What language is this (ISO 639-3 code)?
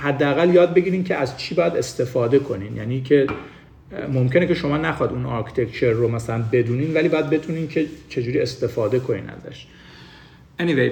fas